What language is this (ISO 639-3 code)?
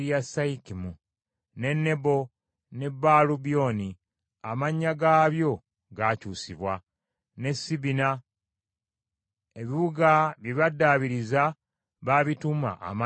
lug